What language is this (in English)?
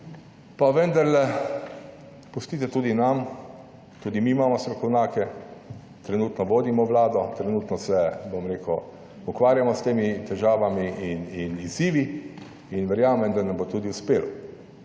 Slovenian